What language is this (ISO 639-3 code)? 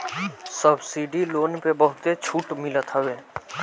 bho